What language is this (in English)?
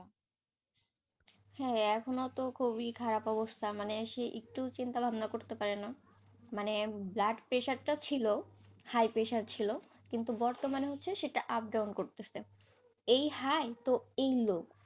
Bangla